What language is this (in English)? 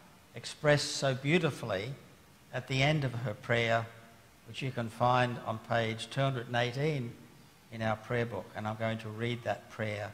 English